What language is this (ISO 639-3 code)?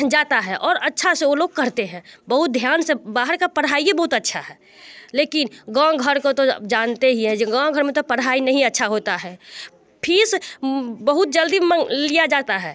hin